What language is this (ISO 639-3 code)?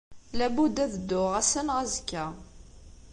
kab